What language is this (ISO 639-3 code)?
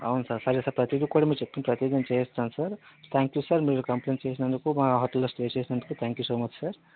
tel